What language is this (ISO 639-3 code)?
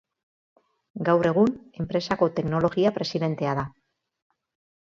eus